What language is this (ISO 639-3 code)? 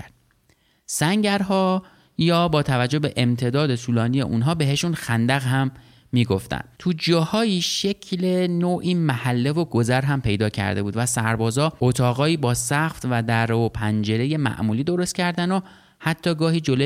fas